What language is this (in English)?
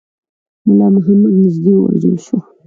Pashto